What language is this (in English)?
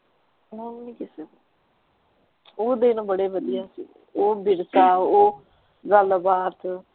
Punjabi